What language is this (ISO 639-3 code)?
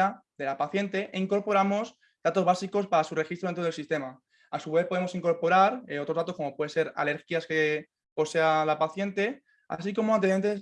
spa